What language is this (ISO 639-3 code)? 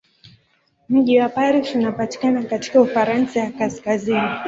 swa